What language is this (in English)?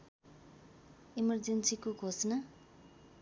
Nepali